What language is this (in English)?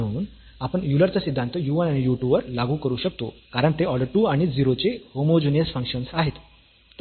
Marathi